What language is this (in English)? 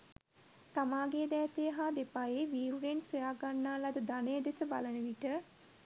Sinhala